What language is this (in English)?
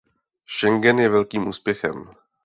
Czech